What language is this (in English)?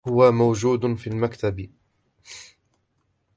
Arabic